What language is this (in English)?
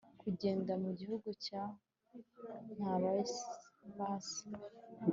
Kinyarwanda